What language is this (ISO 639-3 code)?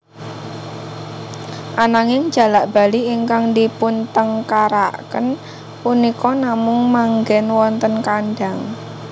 jav